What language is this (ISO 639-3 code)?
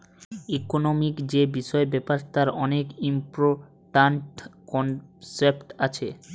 ben